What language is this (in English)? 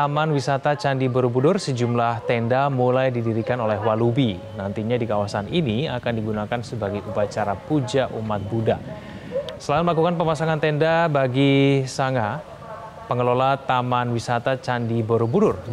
Indonesian